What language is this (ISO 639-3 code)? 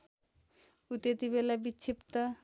nep